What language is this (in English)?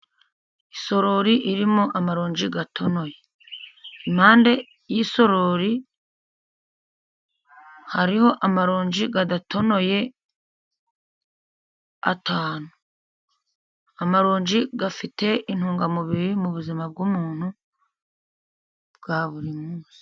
Kinyarwanda